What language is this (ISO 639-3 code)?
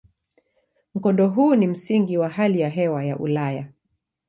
swa